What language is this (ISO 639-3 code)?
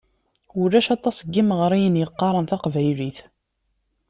kab